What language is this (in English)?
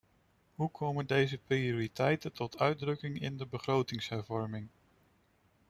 Dutch